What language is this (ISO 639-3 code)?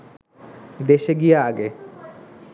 ben